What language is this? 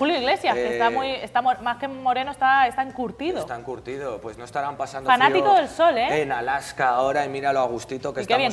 Spanish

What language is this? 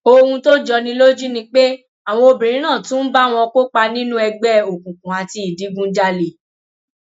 Yoruba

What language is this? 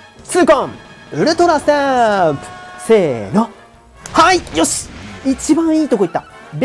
Japanese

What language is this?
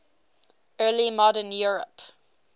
English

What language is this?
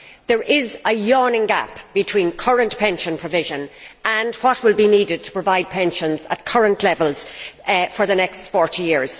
English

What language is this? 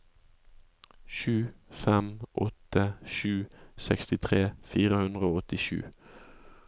Norwegian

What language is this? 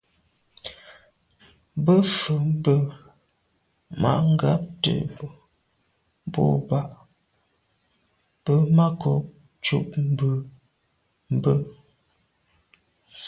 Medumba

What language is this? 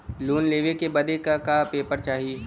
Bhojpuri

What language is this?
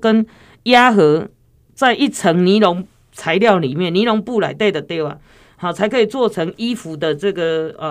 Chinese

